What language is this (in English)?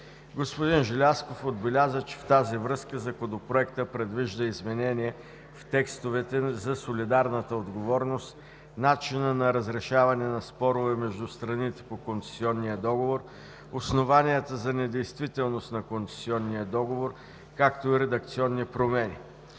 Bulgarian